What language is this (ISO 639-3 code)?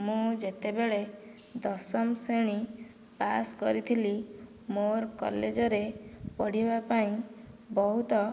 ori